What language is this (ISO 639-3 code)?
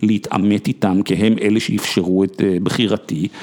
heb